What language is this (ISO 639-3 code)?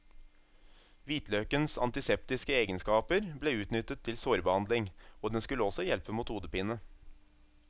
nor